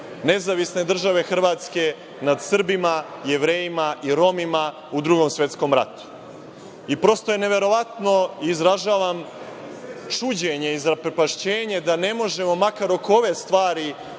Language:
Serbian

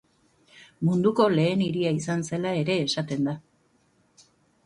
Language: Basque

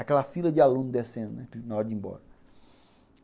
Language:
Portuguese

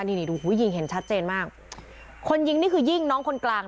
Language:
Thai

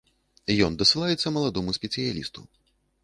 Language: Belarusian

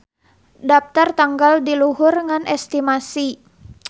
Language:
Sundanese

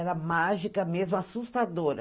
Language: Portuguese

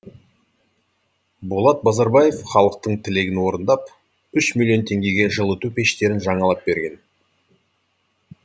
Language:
Kazakh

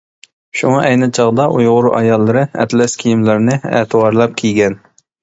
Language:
Uyghur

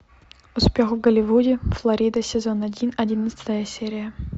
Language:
Russian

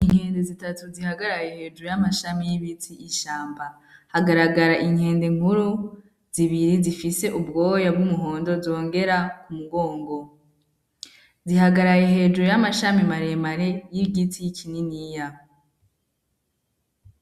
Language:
Rundi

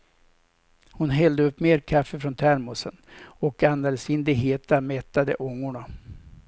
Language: Swedish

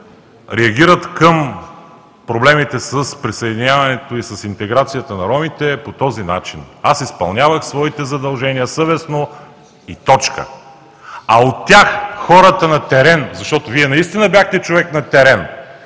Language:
Bulgarian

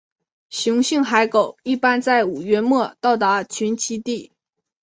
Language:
Chinese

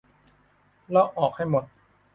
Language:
Thai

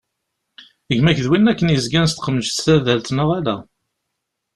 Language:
Kabyle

